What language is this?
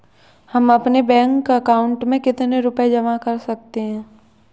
Hindi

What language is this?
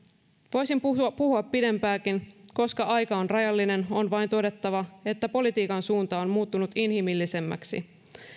Finnish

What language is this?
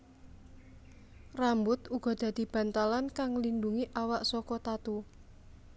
Javanese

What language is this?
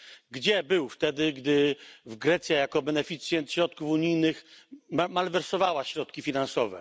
Polish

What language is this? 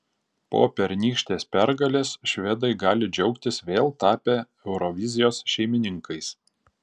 Lithuanian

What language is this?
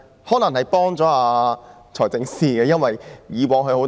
Cantonese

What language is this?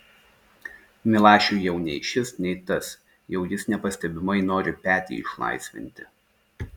Lithuanian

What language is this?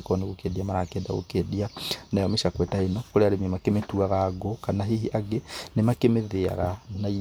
Kikuyu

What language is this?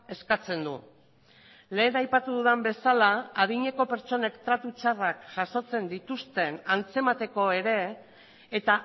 Basque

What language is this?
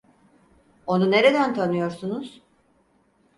Turkish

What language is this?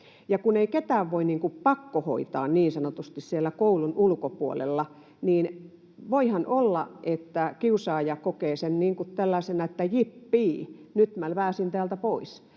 Finnish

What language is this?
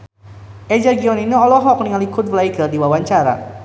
Sundanese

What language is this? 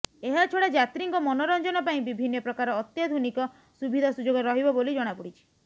Odia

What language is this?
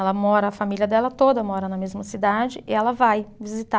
Portuguese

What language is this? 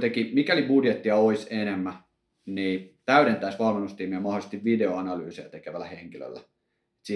Finnish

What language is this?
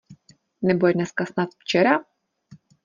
Czech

